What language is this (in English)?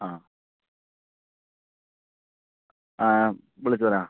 Malayalam